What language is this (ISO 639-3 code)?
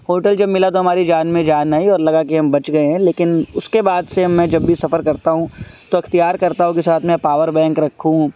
urd